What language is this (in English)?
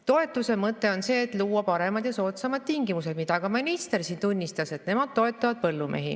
Estonian